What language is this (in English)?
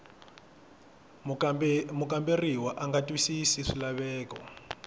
Tsonga